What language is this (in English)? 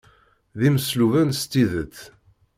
Kabyle